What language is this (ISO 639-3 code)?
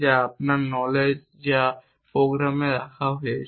ben